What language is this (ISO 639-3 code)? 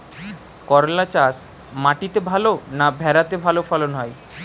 ben